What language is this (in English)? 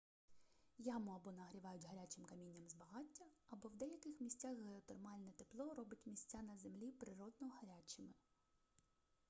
Ukrainian